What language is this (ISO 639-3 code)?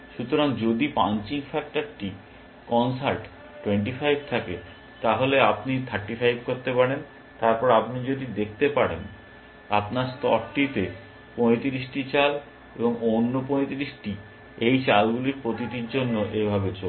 ben